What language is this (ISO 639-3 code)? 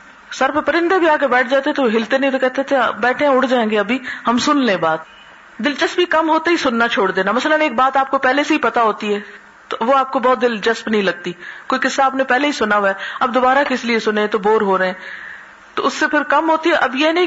urd